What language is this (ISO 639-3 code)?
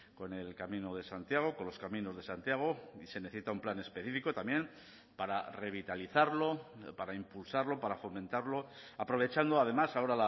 spa